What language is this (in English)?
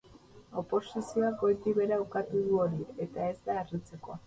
Basque